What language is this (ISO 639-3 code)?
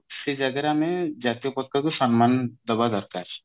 ori